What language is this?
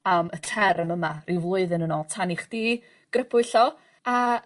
Welsh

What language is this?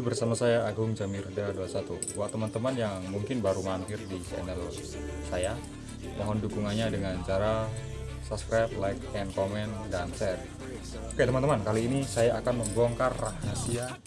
Indonesian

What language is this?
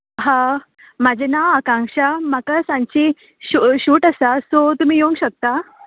Konkani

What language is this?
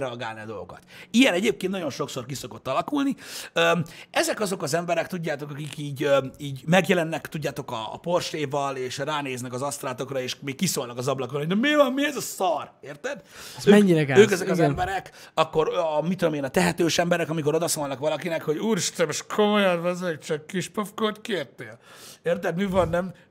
Hungarian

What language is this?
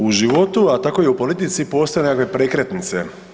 Croatian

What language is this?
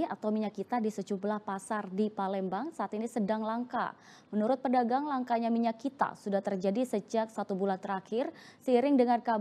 Indonesian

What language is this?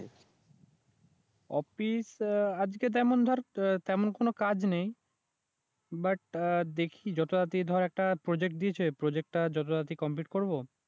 Bangla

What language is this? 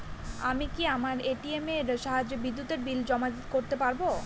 Bangla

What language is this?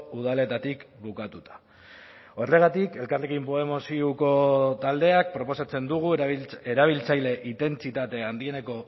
Basque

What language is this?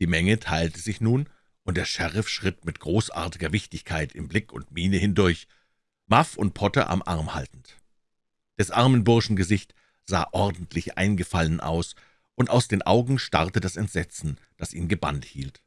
German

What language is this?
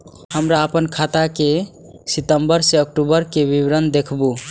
Maithili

